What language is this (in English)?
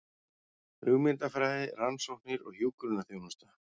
Icelandic